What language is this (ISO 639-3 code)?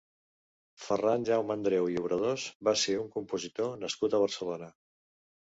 cat